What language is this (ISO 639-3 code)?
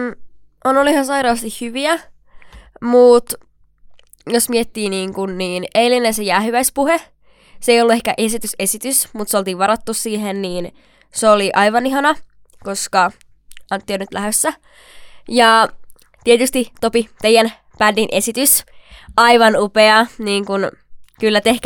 fin